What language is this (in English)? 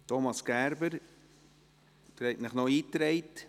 Swiss German